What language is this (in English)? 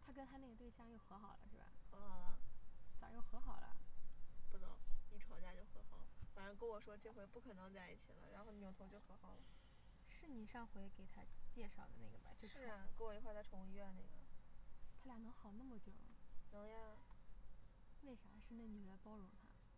Chinese